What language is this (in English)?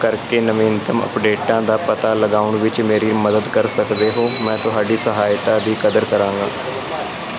Punjabi